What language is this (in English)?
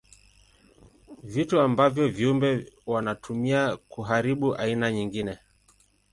Swahili